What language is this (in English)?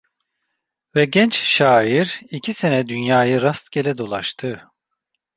Turkish